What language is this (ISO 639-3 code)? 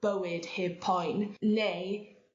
cym